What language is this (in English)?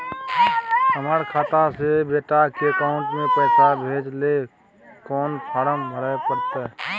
Maithili